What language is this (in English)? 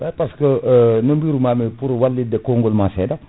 Fula